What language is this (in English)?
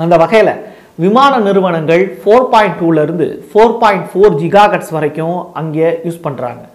Tamil